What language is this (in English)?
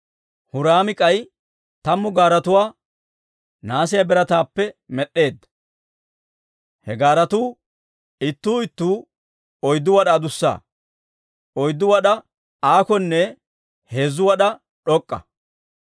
Dawro